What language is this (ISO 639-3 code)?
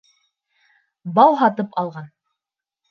bak